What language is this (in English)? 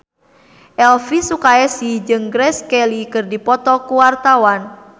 Sundanese